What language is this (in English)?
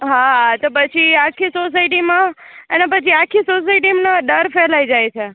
Gujarati